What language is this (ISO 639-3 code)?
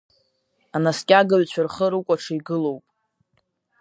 abk